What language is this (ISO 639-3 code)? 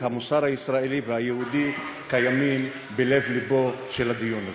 heb